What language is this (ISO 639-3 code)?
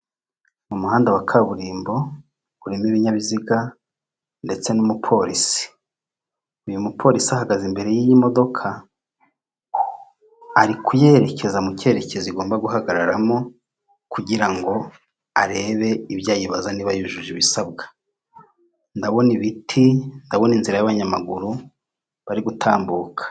kin